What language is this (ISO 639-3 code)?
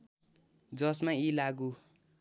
nep